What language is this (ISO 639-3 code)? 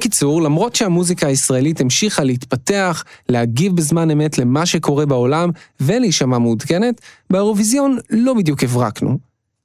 heb